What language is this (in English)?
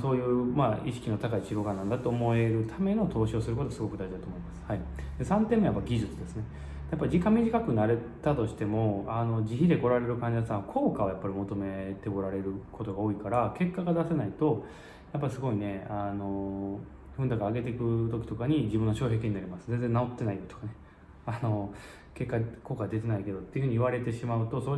Japanese